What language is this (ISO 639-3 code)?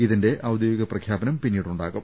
mal